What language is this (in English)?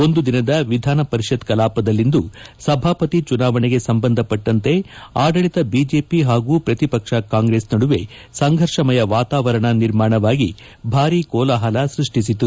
Kannada